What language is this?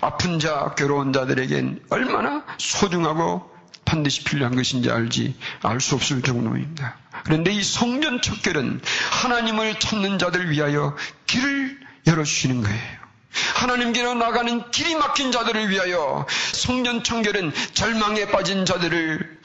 Korean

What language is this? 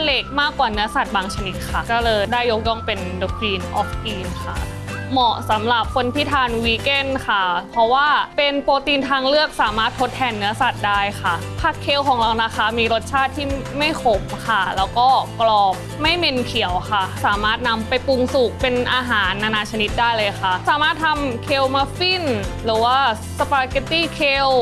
Thai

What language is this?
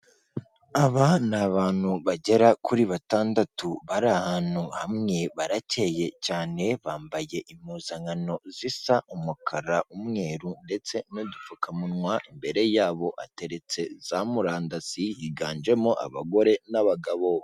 Kinyarwanda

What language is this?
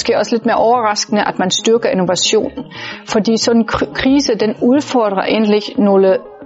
Danish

